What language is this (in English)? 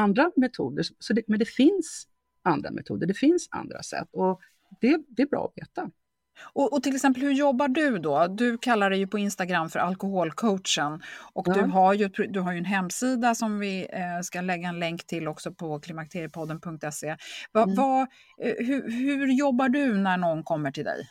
Swedish